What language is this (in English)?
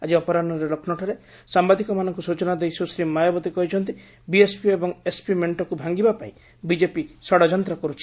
Odia